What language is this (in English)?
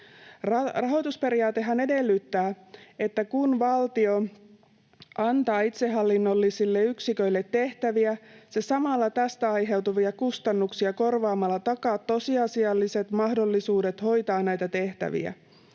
Finnish